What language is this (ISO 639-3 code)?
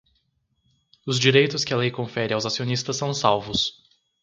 por